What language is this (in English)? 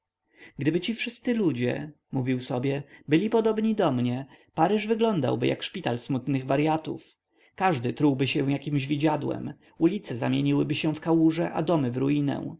Polish